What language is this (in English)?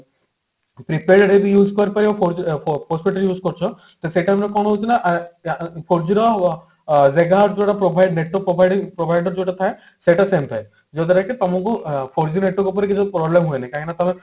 Odia